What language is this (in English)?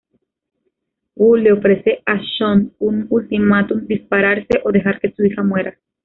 Spanish